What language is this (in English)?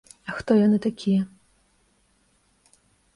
Belarusian